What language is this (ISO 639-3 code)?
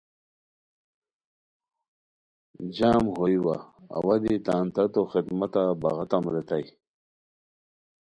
khw